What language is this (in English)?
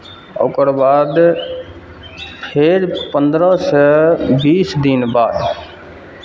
Maithili